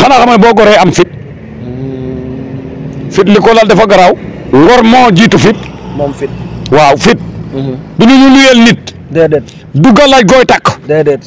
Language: Arabic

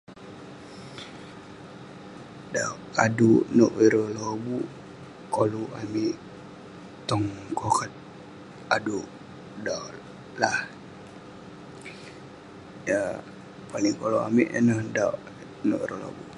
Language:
Western Penan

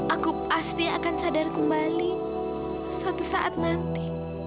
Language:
Indonesian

